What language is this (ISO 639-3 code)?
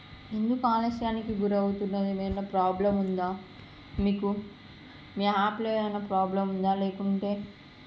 tel